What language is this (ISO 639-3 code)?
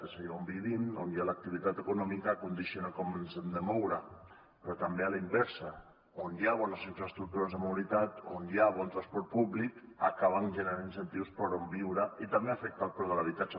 cat